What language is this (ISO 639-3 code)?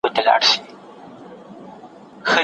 pus